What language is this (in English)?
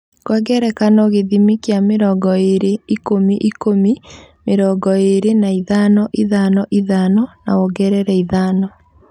Kikuyu